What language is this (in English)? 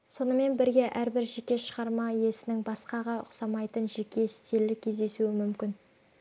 Kazakh